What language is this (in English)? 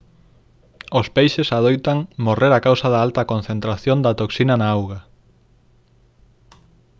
Galician